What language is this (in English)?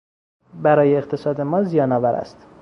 Persian